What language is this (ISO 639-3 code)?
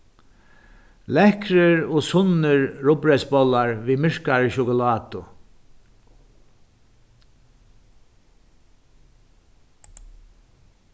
fao